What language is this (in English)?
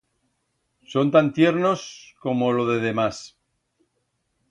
Aragonese